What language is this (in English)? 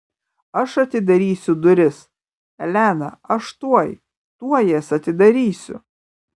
Lithuanian